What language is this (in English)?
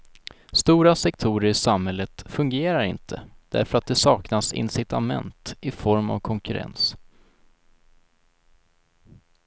Swedish